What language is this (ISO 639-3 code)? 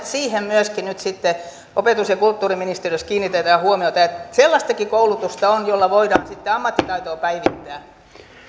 fin